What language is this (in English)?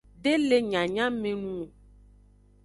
Aja (Benin)